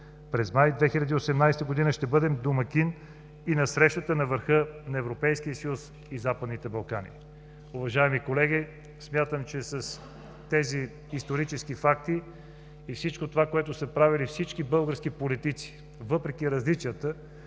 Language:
Bulgarian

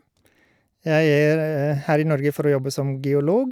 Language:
Norwegian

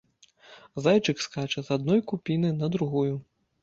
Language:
Belarusian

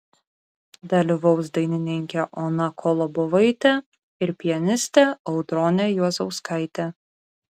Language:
Lithuanian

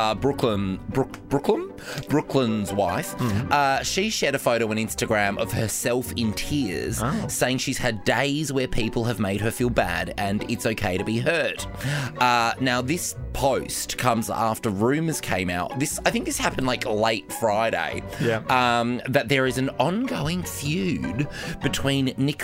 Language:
English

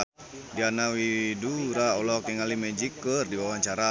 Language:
Sundanese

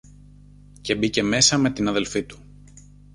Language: Greek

